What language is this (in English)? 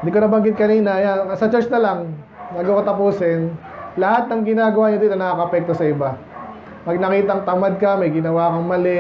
Filipino